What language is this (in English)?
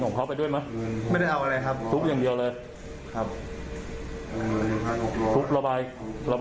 Thai